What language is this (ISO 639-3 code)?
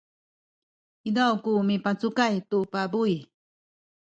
szy